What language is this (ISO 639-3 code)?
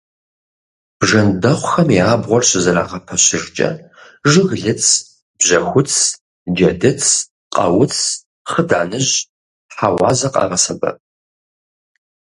kbd